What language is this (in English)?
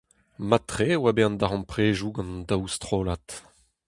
Breton